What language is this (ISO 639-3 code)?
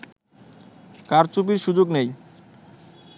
ben